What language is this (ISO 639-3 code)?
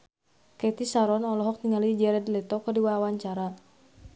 sun